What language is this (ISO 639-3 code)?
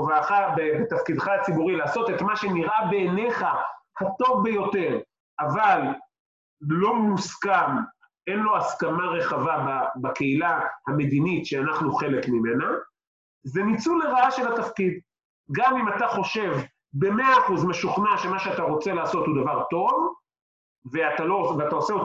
heb